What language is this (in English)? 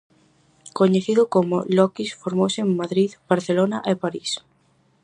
Galician